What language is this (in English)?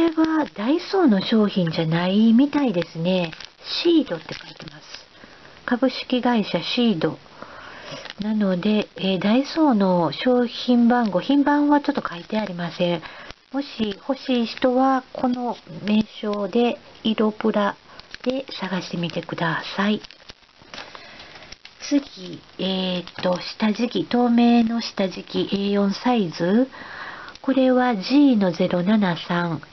Japanese